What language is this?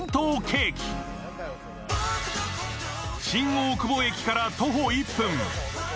Japanese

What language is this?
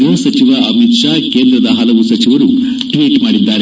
Kannada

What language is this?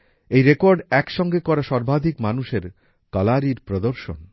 Bangla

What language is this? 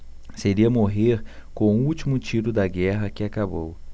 Portuguese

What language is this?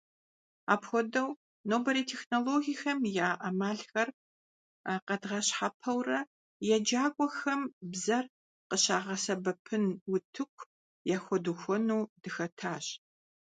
Kabardian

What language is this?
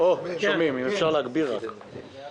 Hebrew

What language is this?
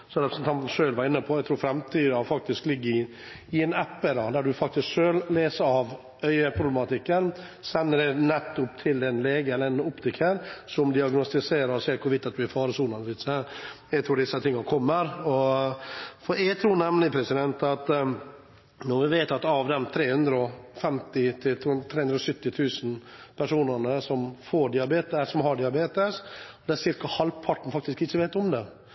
Norwegian Bokmål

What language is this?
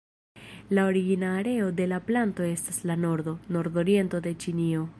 Esperanto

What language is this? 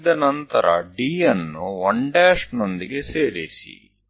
Kannada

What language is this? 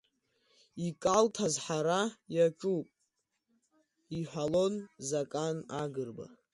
Abkhazian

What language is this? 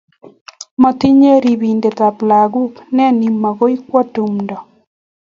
Kalenjin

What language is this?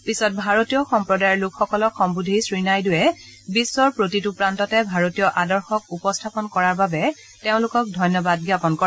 Assamese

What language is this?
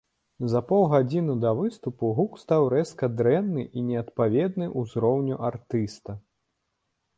Belarusian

